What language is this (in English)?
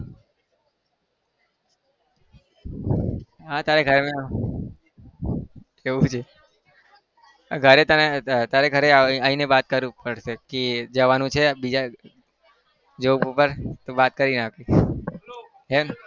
Gujarati